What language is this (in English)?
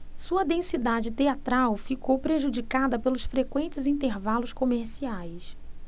Portuguese